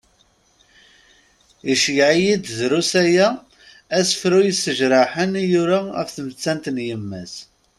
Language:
Kabyle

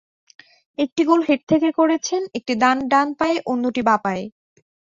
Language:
Bangla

